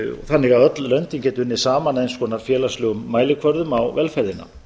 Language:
Icelandic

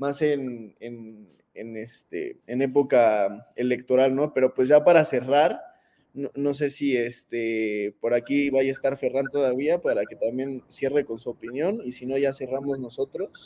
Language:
Spanish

